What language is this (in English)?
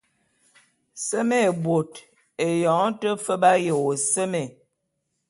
Bulu